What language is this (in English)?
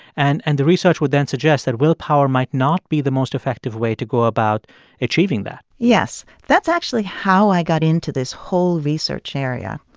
English